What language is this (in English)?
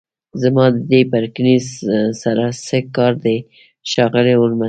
Pashto